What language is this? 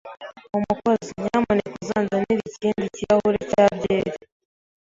Kinyarwanda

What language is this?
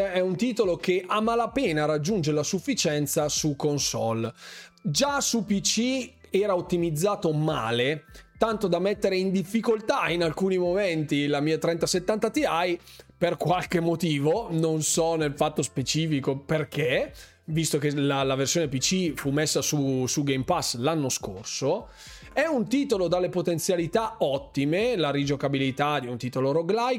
Italian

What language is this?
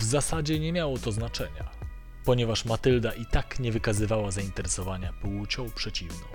Polish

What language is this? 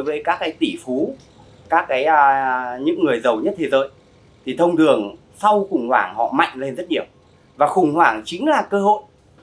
Vietnamese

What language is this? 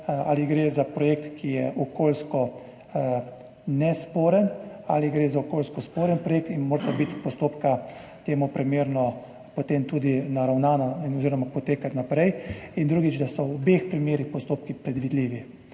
Slovenian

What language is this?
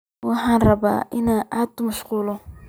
Somali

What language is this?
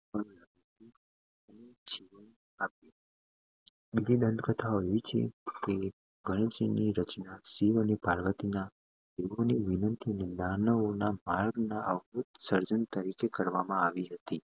Gujarati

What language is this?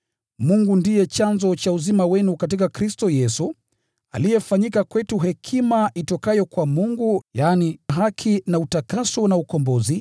Swahili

